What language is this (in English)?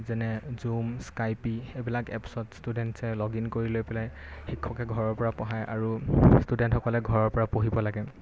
Assamese